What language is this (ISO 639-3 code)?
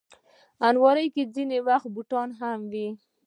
pus